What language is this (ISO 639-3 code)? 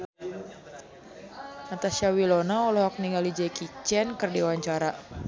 sun